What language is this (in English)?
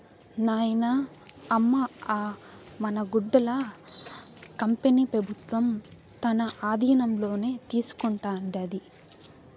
Telugu